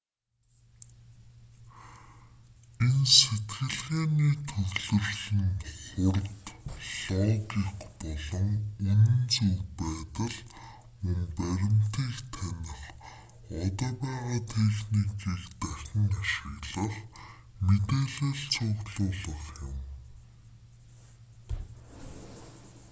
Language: Mongolian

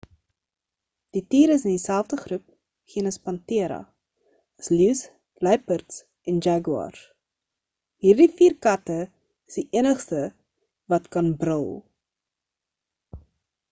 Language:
Afrikaans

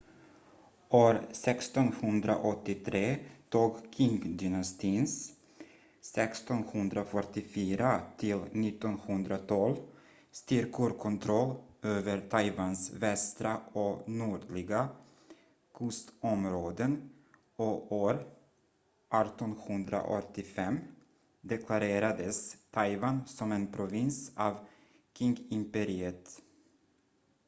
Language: Swedish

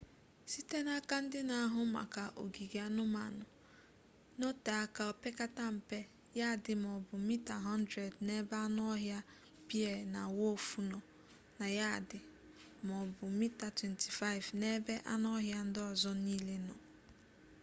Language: Igbo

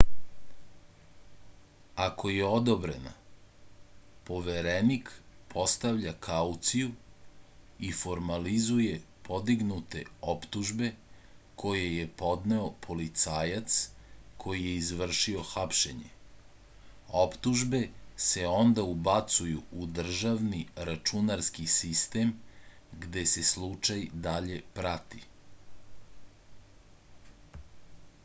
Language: Serbian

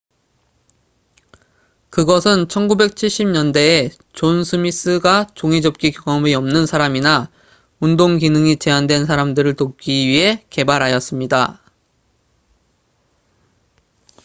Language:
Korean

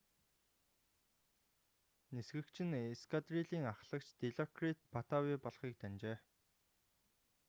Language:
Mongolian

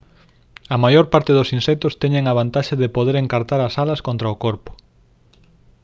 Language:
Galician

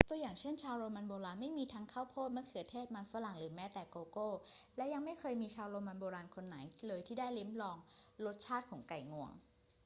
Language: Thai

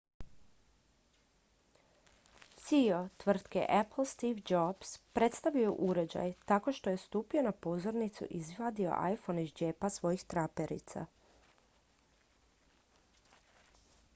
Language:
Croatian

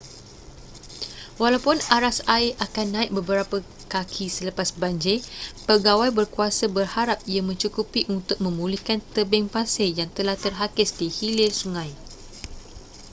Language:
Malay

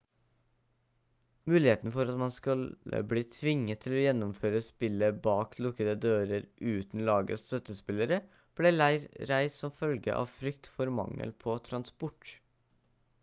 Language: Norwegian Bokmål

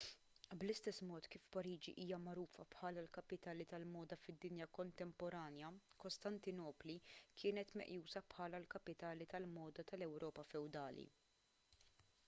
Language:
Maltese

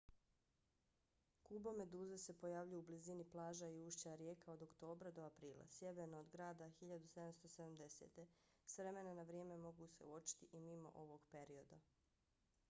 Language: Bosnian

